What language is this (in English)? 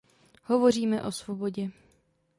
Czech